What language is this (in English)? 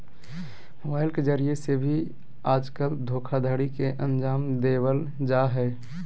Magahi